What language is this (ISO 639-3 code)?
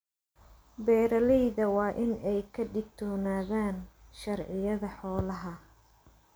som